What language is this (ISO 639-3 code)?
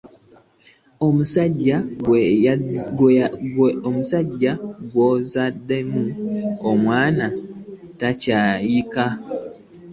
lug